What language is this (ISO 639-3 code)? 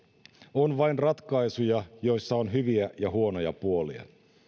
fin